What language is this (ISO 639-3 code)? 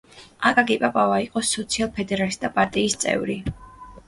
kat